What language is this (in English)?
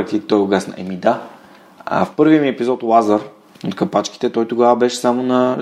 Bulgarian